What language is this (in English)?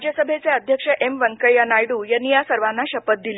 Marathi